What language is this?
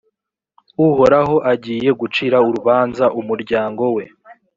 Kinyarwanda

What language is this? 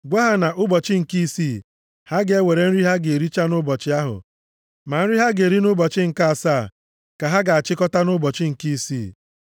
Igbo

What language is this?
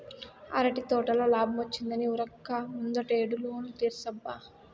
Telugu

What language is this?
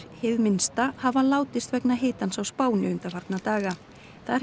Icelandic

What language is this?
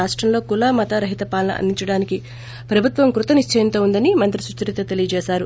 Telugu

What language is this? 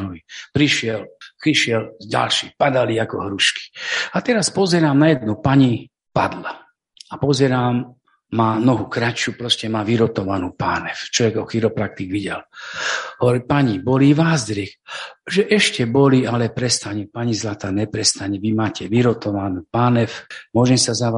Slovak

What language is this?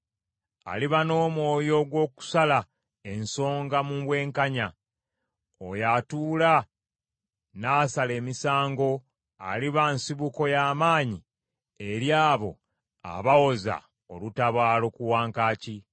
Ganda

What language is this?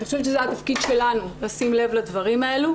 Hebrew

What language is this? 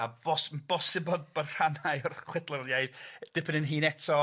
Welsh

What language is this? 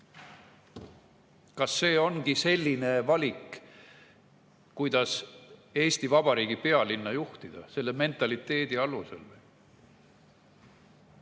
Estonian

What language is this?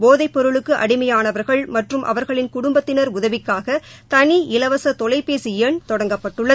Tamil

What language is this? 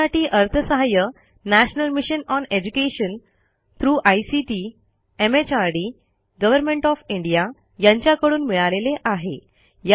Marathi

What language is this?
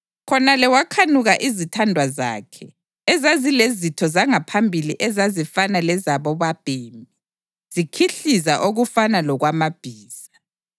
North Ndebele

